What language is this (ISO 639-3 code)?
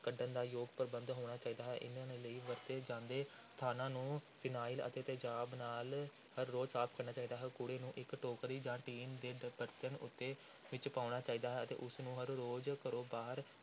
pan